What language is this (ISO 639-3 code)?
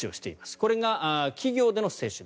jpn